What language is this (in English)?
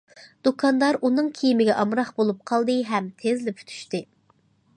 Uyghur